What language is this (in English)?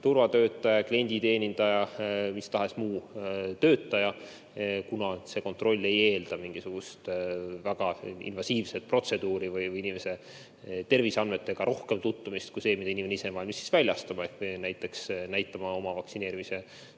Estonian